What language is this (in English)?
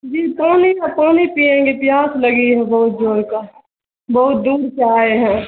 Urdu